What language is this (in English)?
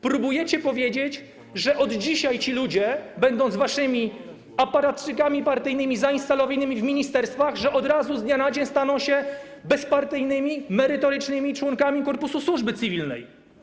Polish